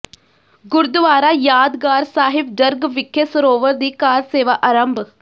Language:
Punjabi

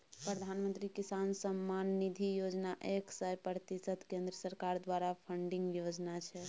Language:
Maithili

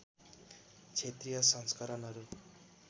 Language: Nepali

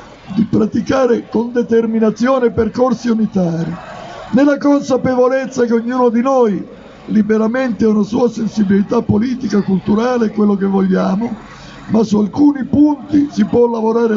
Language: Italian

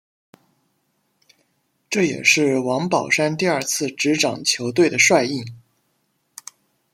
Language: Chinese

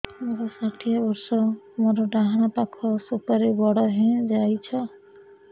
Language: Odia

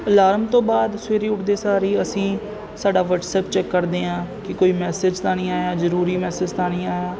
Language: Punjabi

